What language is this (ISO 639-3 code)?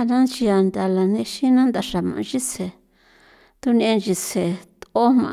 pow